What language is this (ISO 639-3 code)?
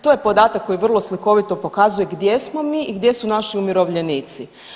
hrv